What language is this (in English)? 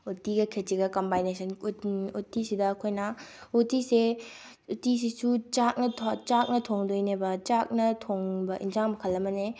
Manipuri